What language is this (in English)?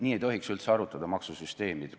Estonian